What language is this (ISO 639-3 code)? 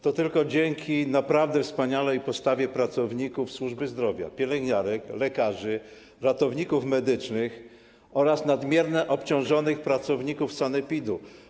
pol